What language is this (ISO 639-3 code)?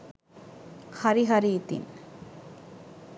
sin